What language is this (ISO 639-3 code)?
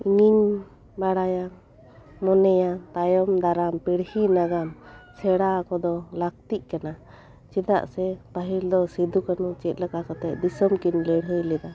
sat